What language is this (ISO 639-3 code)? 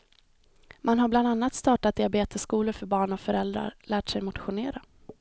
swe